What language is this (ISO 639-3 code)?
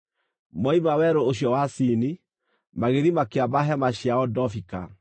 kik